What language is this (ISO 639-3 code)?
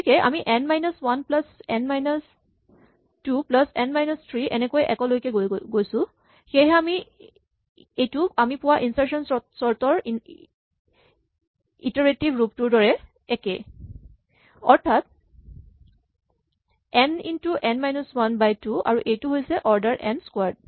asm